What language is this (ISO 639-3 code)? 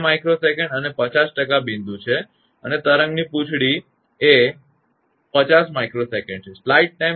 guj